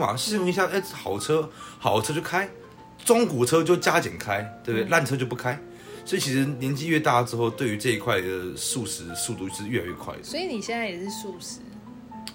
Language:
Chinese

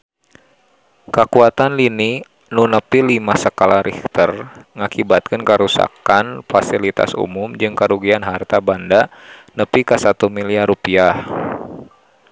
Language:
Sundanese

